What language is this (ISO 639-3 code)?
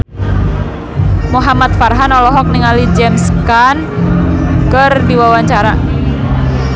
sun